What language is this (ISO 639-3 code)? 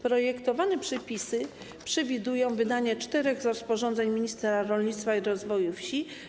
pol